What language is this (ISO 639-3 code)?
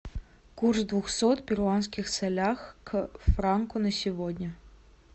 rus